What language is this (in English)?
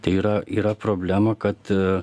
Lithuanian